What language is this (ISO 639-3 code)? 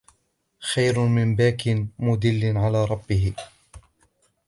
ara